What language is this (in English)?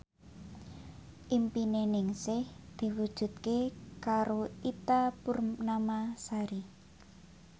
Javanese